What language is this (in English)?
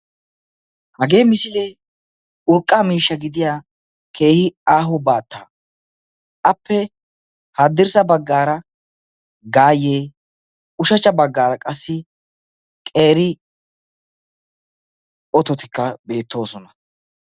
Wolaytta